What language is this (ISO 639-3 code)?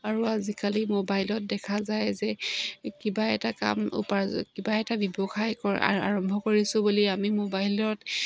asm